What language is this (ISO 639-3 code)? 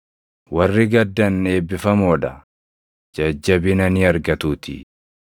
orm